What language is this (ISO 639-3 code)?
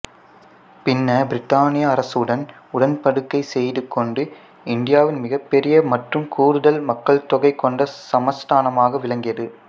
tam